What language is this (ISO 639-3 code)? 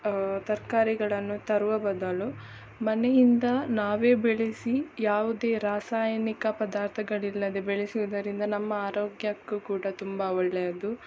kan